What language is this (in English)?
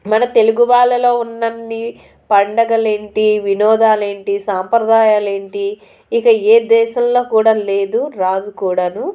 Telugu